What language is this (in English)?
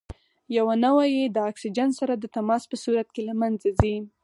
Pashto